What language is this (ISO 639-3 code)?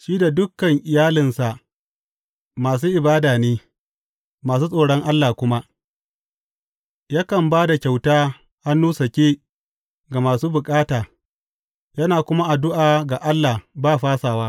hau